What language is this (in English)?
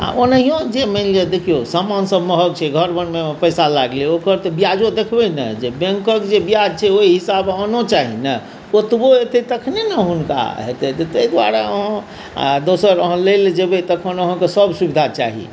Maithili